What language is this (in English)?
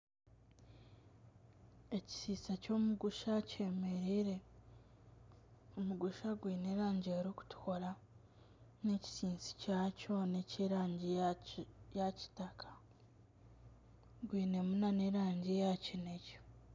Nyankole